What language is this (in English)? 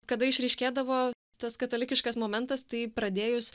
Lithuanian